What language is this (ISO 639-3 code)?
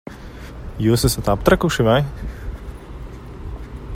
lav